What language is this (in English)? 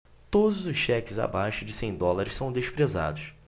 Portuguese